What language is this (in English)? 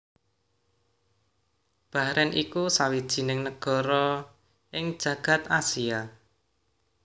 Javanese